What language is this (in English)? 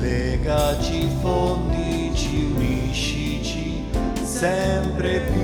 Italian